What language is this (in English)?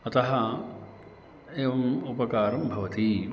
Sanskrit